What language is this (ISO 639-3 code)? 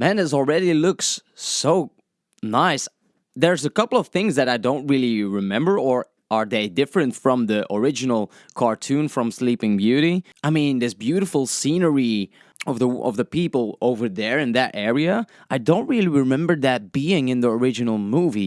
eng